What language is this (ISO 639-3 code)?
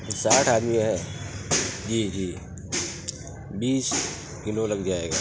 urd